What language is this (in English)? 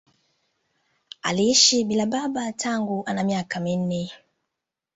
Swahili